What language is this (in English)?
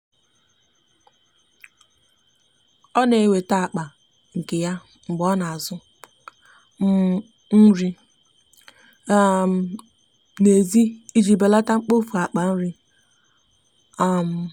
Igbo